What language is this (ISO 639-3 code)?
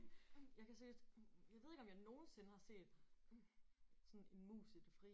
dan